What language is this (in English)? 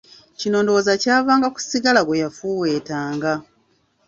Ganda